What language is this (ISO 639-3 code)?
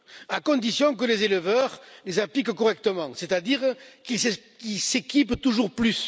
fra